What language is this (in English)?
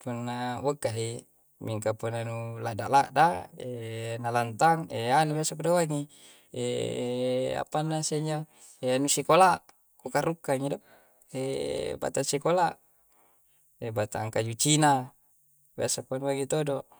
Coastal Konjo